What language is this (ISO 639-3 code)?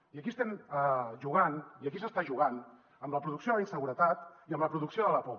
cat